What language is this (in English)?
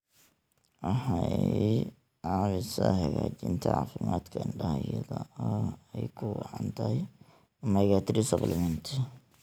Somali